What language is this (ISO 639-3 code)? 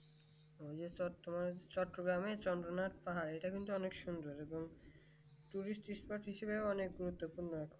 ben